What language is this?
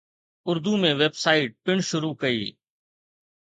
Sindhi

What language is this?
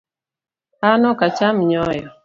Luo (Kenya and Tanzania)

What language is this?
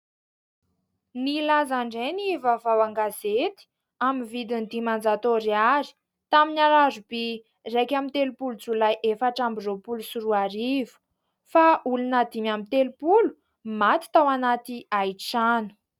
Malagasy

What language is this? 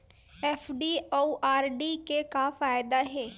Chhattisgarhi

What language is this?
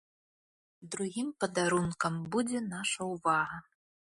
Belarusian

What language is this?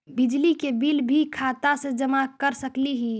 Magahi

